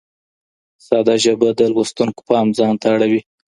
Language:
Pashto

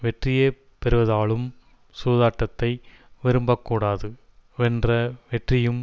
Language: Tamil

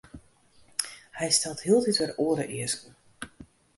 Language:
Western Frisian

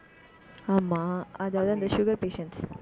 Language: Tamil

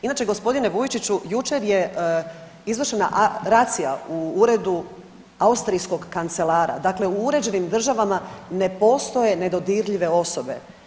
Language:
Croatian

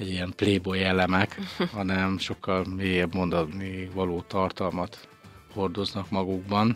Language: Hungarian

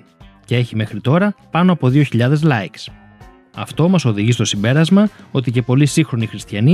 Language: Greek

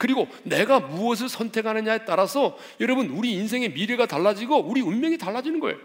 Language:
Korean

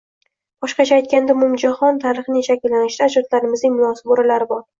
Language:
Uzbek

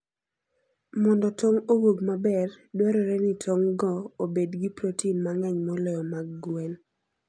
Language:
Luo (Kenya and Tanzania)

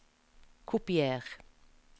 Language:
Norwegian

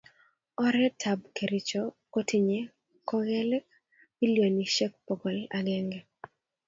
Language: Kalenjin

